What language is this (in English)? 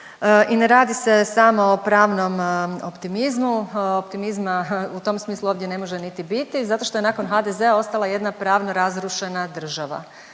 Croatian